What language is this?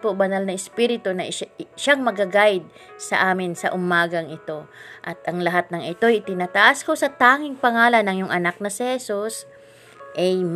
Filipino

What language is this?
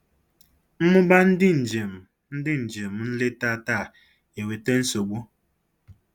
Igbo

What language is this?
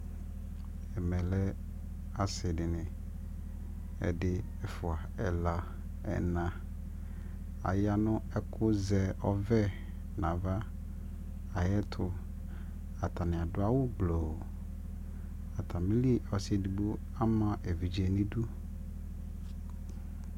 Ikposo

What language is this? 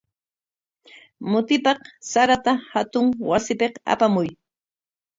Corongo Ancash Quechua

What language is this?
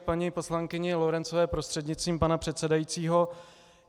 Czech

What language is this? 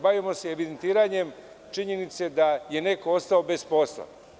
Serbian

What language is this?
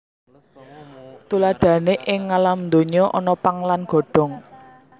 Javanese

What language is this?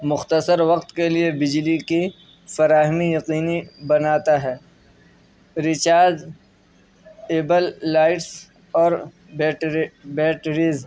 Urdu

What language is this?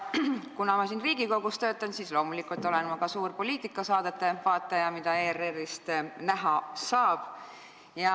Estonian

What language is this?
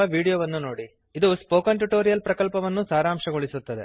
Kannada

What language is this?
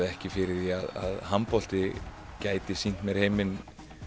Icelandic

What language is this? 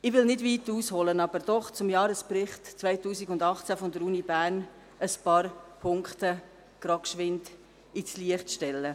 Swiss German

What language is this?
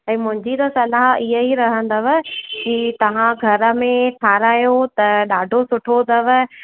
Sindhi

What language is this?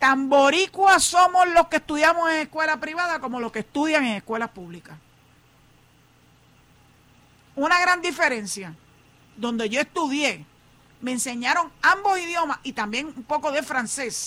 Spanish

